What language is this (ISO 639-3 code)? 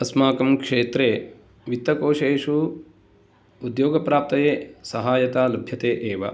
san